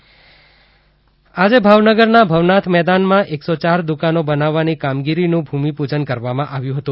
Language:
Gujarati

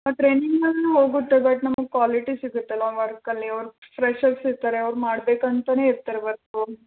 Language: Kannada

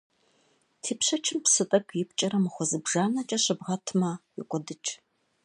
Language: Kabardian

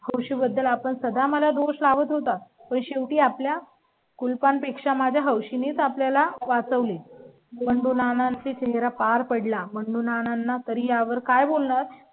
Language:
Marathi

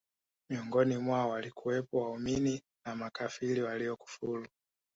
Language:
Swahili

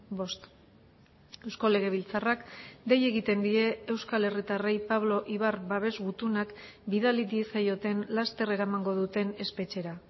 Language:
Basque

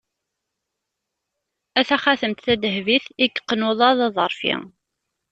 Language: Kabyle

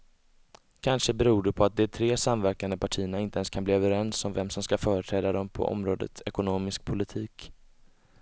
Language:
Swedish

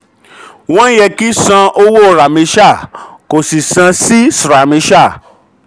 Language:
Yoruba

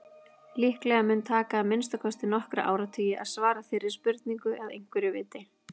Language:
Icelandic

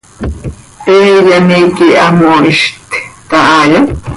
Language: Seri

